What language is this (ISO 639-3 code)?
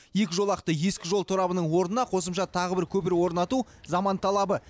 kaz